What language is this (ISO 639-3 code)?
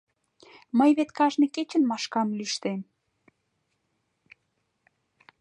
chm